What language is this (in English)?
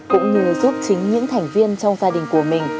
Vietnamese